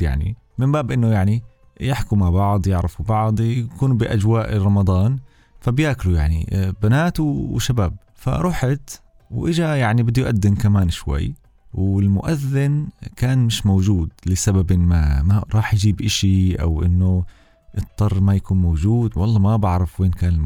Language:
Arabic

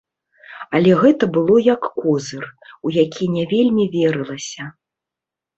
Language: Belarusian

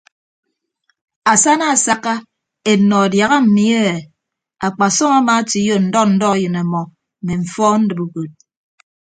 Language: Ibibio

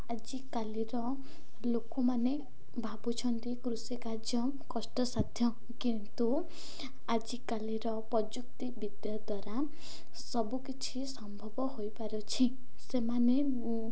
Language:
Odia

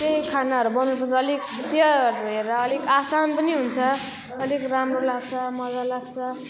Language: Nepali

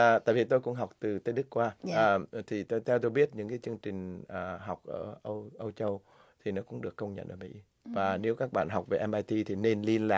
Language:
Vietnamese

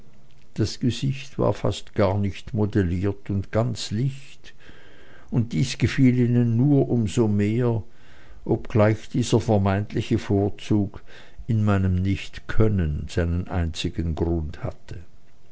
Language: German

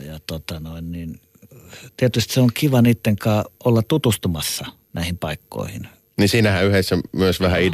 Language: Finnish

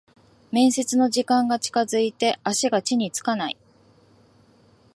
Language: Japanese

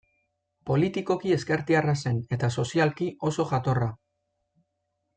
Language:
Basque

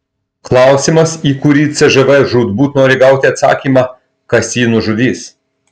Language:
Lithuanian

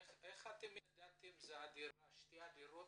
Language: Hebrew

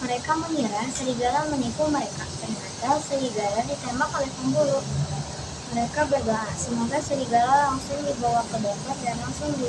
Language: Indonesian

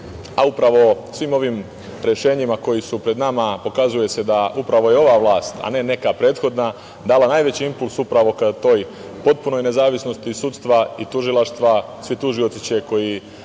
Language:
Serbian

